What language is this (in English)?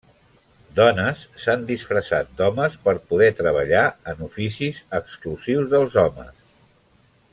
Catalan